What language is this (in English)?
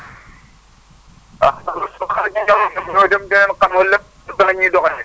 Wolof